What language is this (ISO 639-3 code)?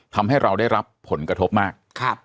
tha